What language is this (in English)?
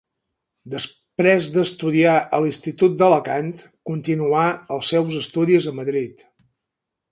Catalan